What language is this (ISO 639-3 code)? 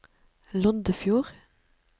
nor